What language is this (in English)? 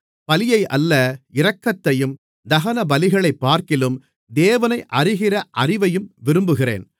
Tamil